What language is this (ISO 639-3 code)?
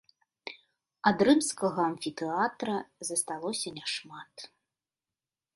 bel